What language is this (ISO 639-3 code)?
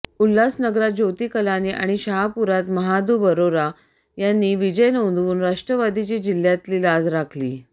mar